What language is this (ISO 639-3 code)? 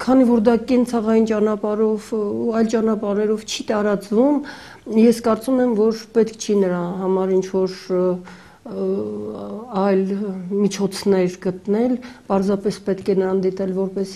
tur